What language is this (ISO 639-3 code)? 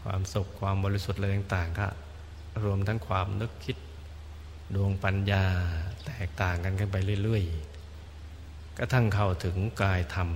tha